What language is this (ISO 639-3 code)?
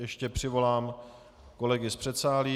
ces